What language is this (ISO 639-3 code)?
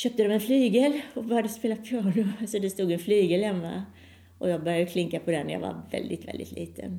swe